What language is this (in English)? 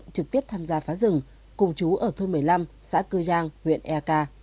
Vietnamese